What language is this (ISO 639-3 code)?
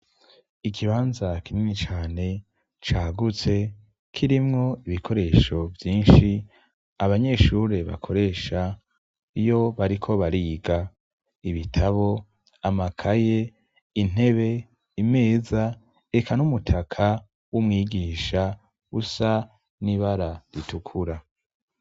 run